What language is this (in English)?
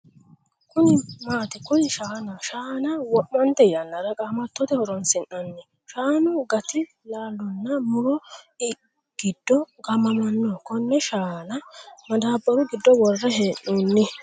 Sidamo